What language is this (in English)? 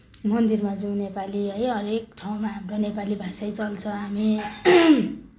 Nepali